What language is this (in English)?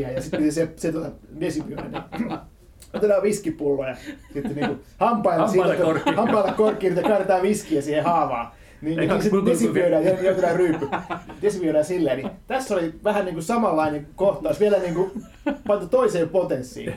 Finnish